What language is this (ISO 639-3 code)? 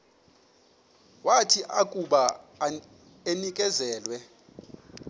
xho